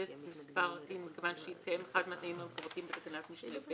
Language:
Hebrew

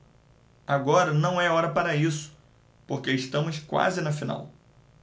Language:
Portuguese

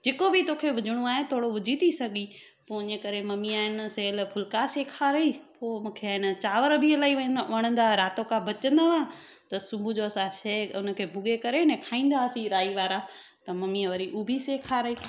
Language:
Sindhi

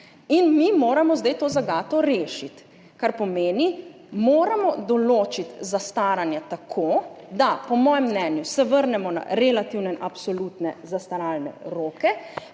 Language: Slovenian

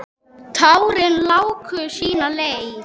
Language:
Icelandic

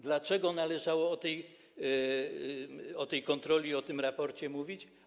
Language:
Polish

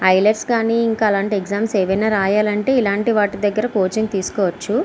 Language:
Telugu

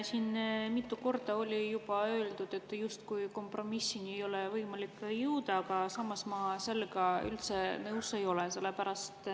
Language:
Estonian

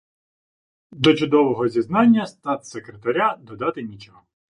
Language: Ukrainian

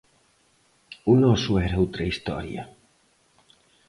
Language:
Galician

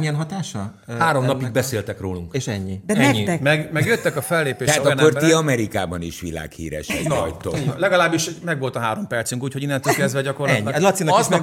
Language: Hungarian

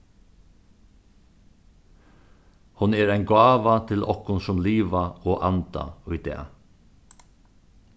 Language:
Faroese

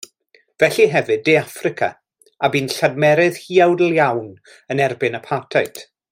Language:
Welsh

